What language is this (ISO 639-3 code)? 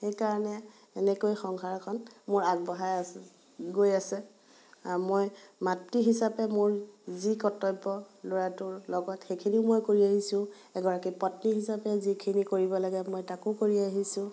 asm